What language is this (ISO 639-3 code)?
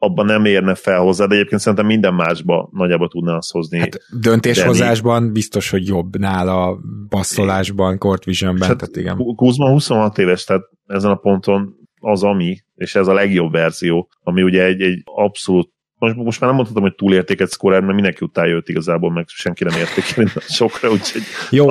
hun